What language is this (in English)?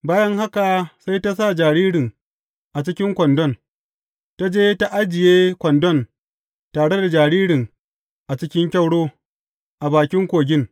Hausa